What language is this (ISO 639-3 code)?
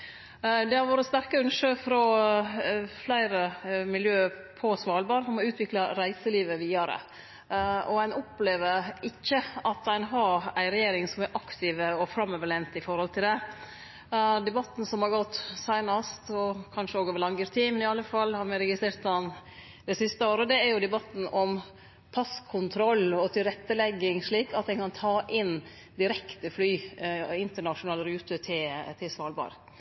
nno